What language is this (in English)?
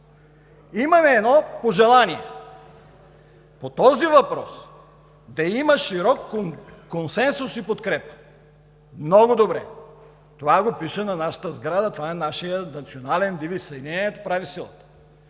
Bulgarian